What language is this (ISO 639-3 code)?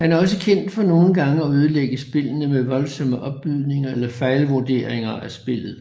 dan